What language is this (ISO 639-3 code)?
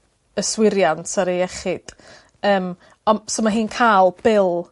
cym